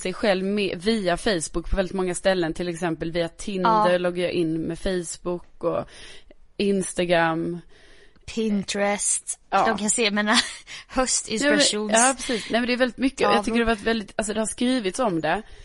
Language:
Swedish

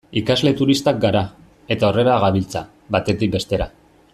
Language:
Basque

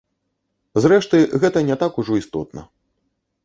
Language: Belarusian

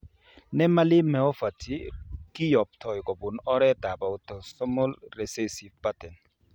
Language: Kalenjin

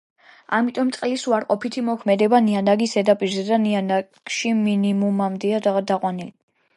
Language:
Georgian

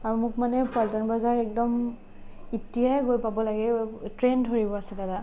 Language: Assamese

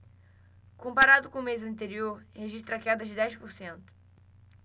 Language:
Portuguese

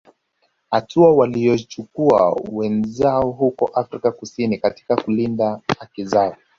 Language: Swahili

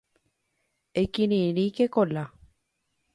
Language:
Guarani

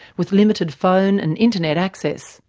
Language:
English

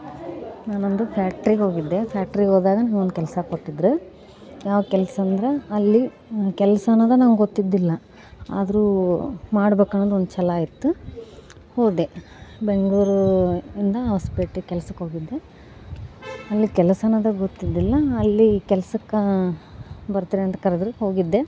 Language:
Kannada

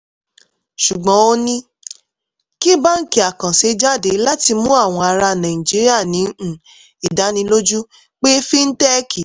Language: Yoruba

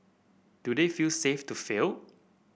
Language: English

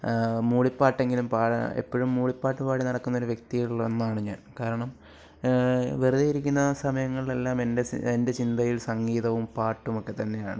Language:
Malayalam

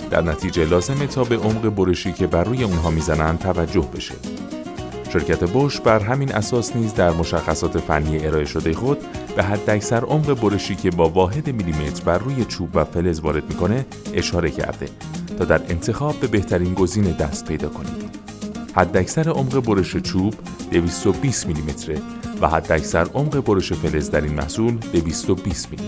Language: Persian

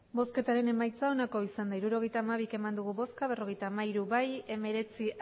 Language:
Basque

